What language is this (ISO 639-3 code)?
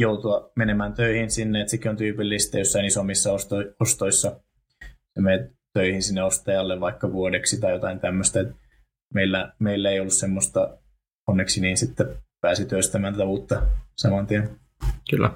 fin